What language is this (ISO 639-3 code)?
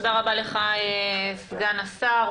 heb